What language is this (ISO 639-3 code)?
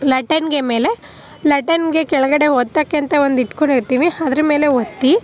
kan